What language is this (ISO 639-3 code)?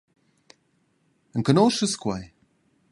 roh